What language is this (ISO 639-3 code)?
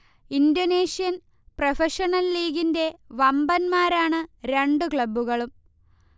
mal